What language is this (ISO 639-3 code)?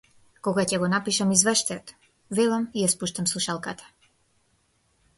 mkd